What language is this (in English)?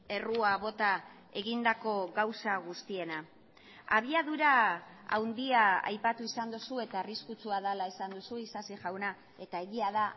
Basque